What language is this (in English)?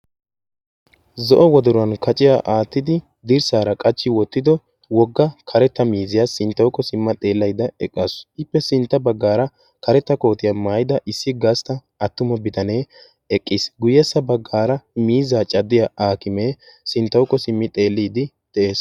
Wolaytta